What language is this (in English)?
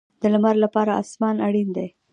Pashto